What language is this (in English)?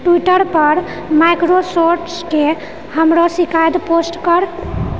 Maithili